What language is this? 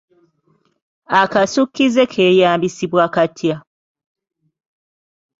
Ganda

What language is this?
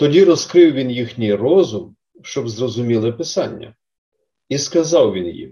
Ukrainian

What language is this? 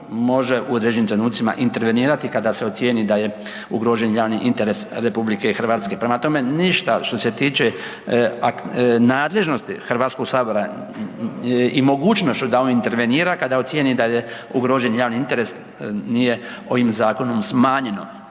Croatian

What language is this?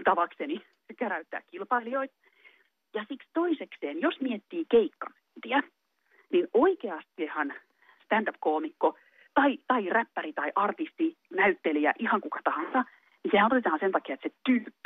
Finnish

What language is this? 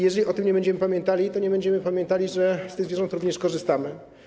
Polish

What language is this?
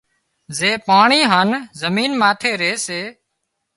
Wadiyara Koli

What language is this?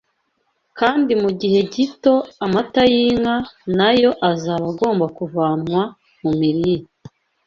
Kinyarwanda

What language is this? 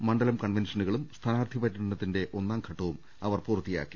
Malayalam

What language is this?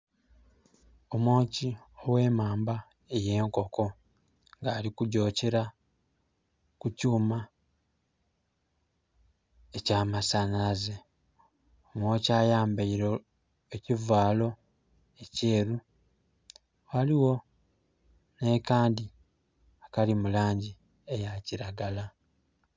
Soga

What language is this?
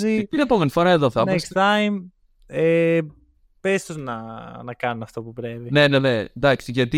Greek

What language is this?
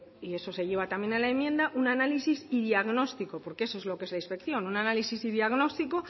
Spanish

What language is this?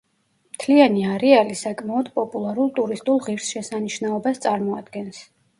Georgian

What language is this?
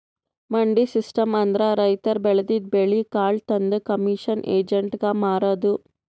Kannada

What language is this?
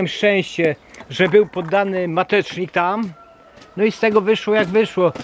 Polish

